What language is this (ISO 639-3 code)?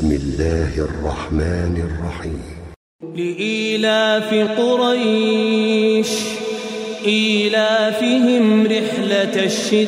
ara